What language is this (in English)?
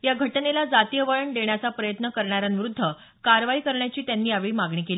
Marathi